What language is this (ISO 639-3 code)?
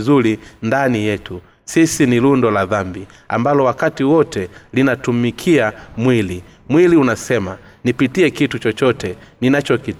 swa